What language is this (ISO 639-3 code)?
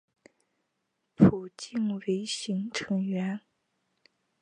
zho